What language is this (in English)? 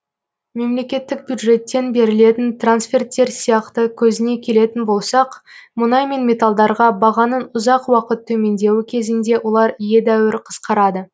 Kazakh